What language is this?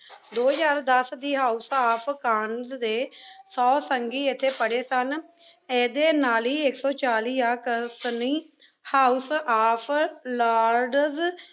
Punjabi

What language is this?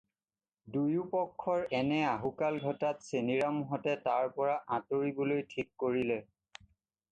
Assamese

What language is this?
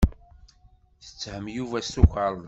Kabyle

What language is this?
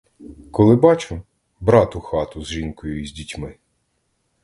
Ukrainian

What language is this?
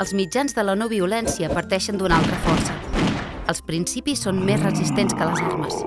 Catalan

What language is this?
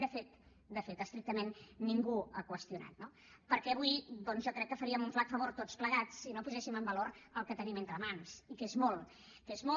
Catalan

